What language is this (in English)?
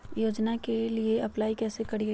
Magahi